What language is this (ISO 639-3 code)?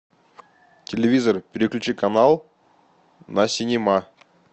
rus